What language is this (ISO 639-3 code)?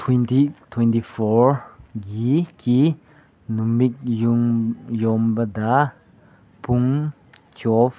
mni